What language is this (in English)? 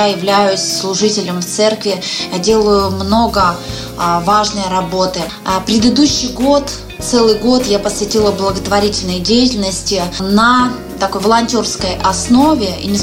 Russian